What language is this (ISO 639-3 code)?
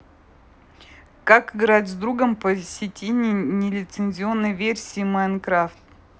rus